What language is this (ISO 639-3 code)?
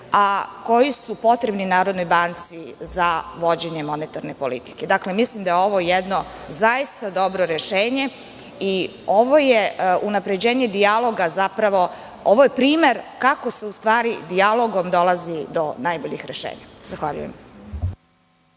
srp